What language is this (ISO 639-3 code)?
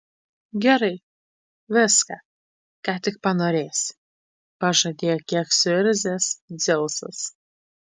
lit